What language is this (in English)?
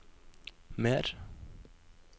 Norwegian